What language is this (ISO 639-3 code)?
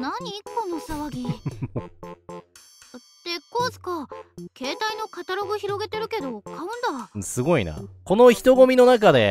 jpn